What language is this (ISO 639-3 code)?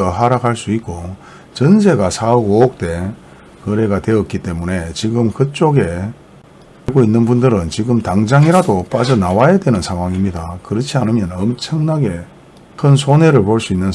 kor